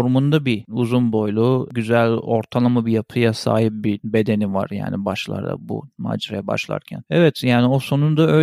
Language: Turkish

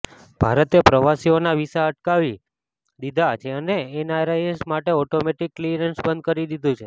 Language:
Gujarati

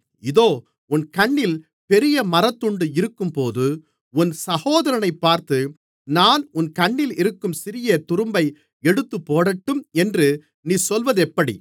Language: Tamil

